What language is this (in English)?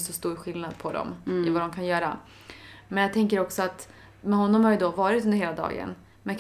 Swedish